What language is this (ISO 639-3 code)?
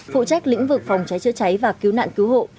vie